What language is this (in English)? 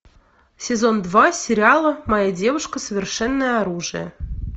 Russian